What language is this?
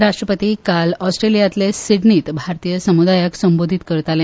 Konkani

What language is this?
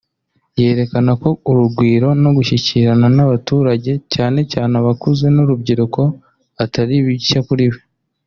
Kinyarwanda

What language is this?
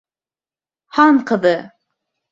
Bashkir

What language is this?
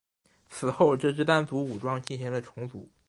Chinese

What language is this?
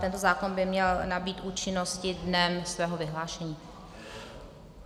Czech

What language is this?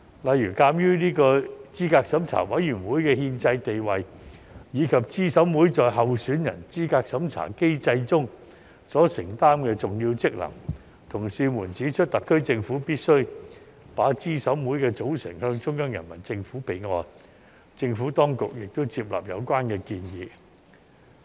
Cantonese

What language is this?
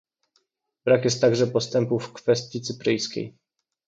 Polish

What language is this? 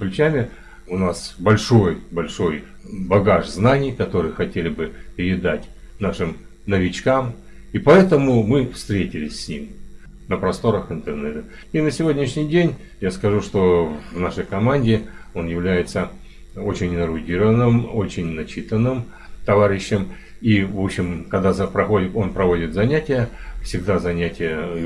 Russian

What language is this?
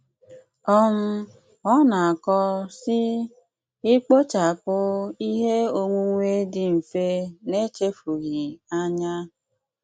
Igbo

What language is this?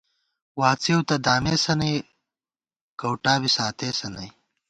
Gawar-Bati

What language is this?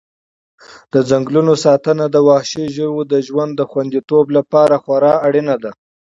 Pashto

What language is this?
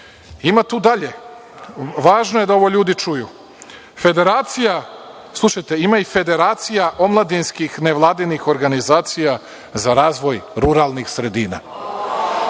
Serbian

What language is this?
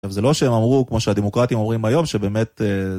Hebrew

